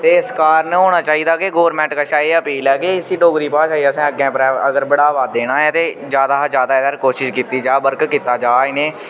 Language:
Dogri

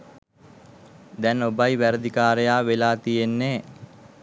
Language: Sinhala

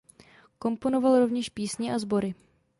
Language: Czech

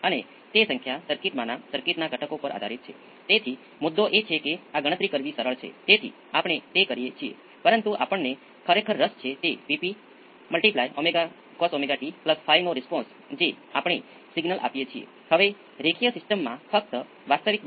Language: Gujarati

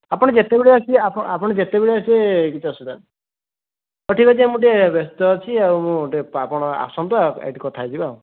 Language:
Odia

